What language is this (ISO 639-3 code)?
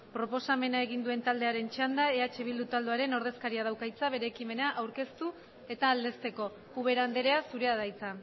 eus